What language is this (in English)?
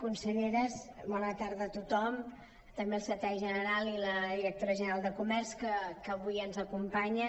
Catalan